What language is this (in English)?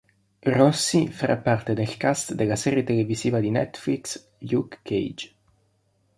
Italian